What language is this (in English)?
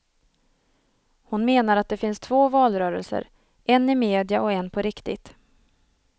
Swedish